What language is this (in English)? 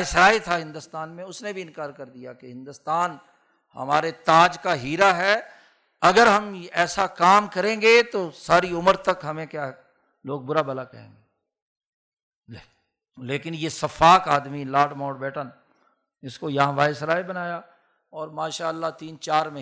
Urdu